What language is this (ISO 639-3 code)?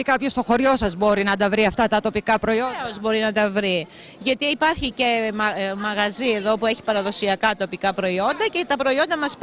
ell